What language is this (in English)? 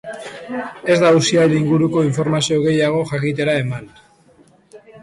Basque